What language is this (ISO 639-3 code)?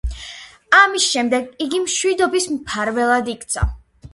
kat